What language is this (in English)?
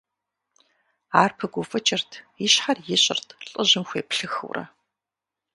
Kabardian